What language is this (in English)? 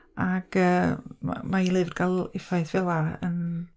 Welsh